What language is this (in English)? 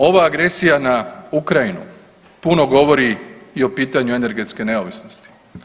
Croatian